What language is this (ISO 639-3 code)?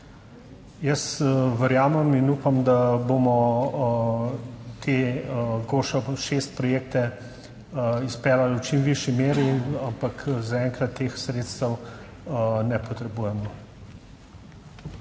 slv